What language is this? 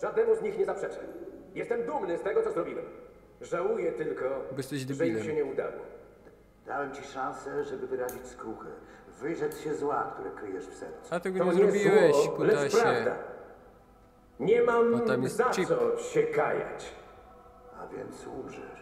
Polish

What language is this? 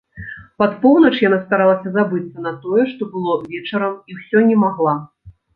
Belarusian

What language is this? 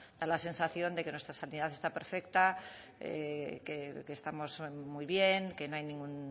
Spanish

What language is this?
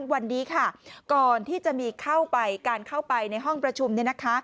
Thai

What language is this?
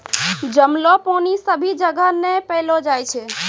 Maithili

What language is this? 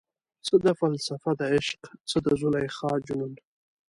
Pashto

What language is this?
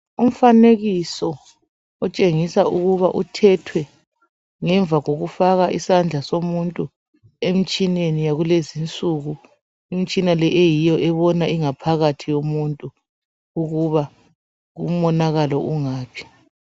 North Ndebele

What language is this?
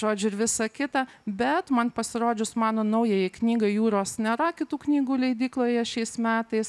Lithuanian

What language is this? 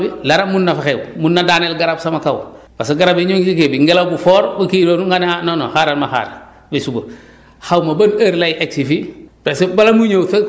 Wolof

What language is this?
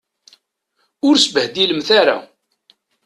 Kabyle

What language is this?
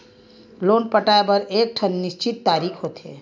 Chhattisgarhi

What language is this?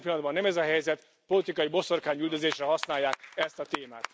Hungarian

